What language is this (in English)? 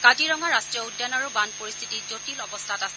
Assamese